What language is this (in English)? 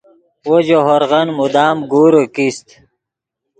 Yidgha